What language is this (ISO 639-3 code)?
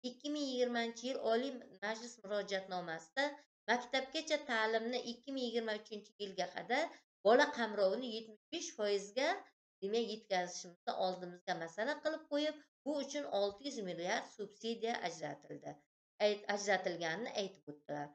tur